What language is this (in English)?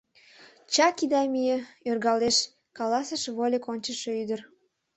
Mari